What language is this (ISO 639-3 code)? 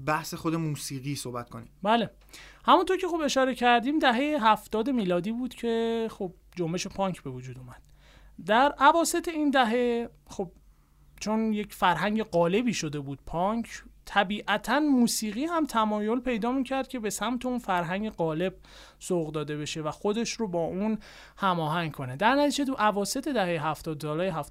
fas